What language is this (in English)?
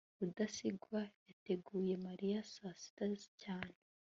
Kinyarwanda